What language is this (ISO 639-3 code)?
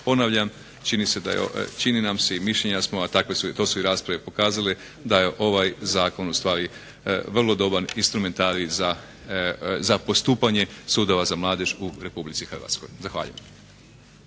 hrv